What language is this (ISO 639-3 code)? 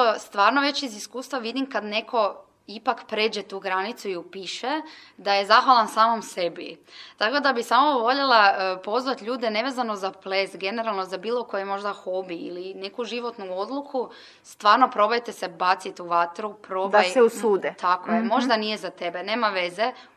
hrv